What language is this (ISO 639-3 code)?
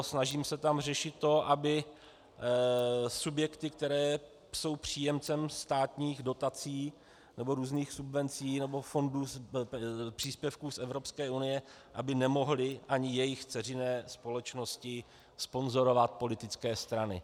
ces